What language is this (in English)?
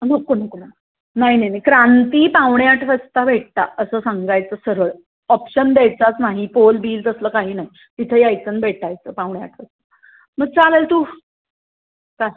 Marathi